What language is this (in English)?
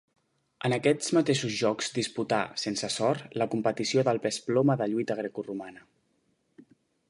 Catalan